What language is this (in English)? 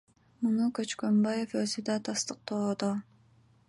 Kyrgyz